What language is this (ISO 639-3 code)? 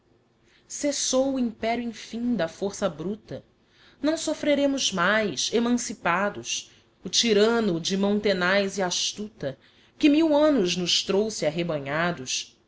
por